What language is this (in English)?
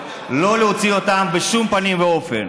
Hebrew